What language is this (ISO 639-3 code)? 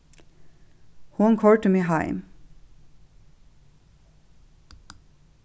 fao